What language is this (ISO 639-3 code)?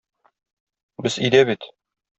tat